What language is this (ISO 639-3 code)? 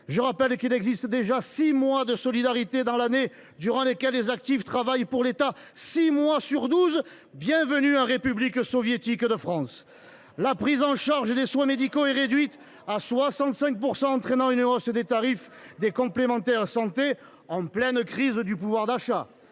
fra